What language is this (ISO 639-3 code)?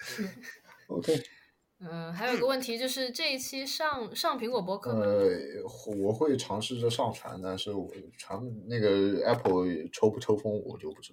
zho